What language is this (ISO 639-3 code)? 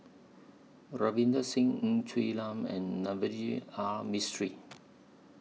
eng